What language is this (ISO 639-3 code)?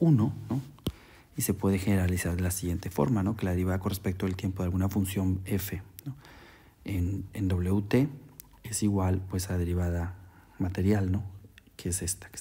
spa